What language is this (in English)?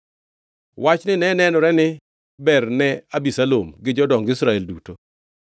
Luo (Kenya and Tanzania)